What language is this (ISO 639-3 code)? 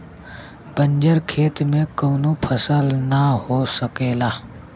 bho